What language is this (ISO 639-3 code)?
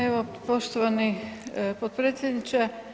hrv